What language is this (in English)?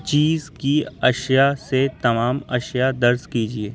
Urdu